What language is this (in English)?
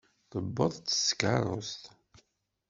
Kabyle